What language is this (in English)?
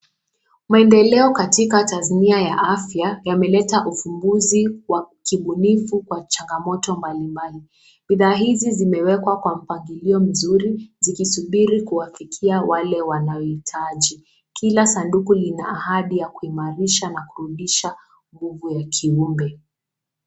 Swahili